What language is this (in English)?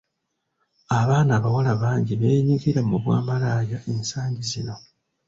Ganda